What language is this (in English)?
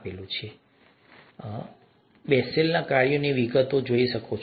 Gujarati